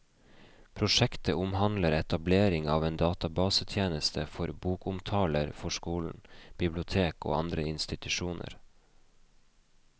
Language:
Norwegian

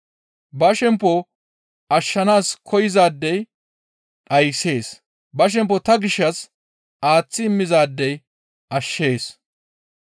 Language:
Gamo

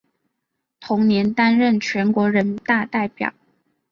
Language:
Chinese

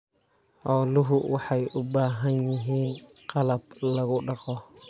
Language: Somali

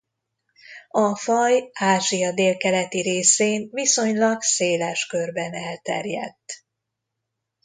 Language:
Hungarian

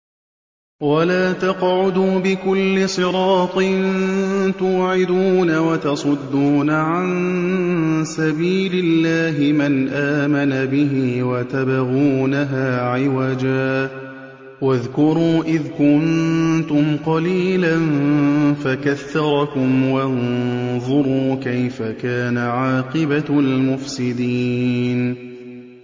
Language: Arabic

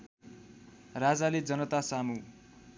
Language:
Nepali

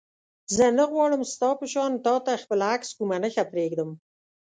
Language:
Pashto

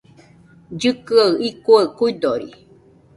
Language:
Nüpode Huitoto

